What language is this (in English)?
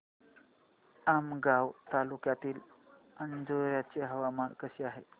Marathi